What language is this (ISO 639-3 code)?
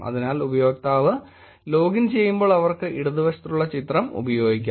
mal